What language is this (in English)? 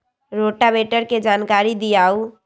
Magahi